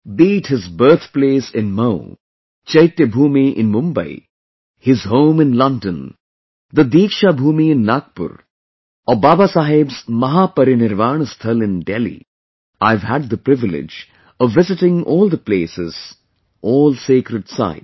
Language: English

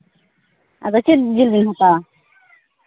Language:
Santali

